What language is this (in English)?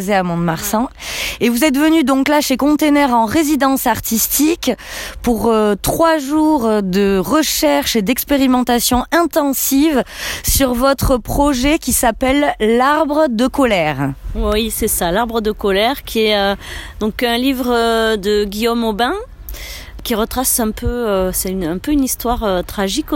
French